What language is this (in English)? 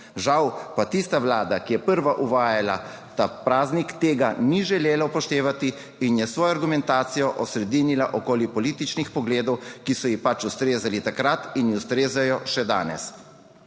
Slovenian